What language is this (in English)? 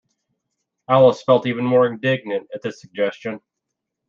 English